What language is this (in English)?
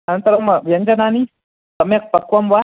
Sanskrit